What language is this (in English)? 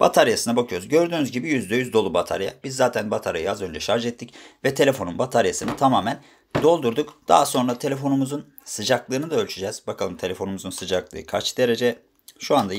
Turkish